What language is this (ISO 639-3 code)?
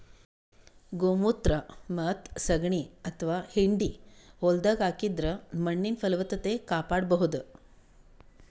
kan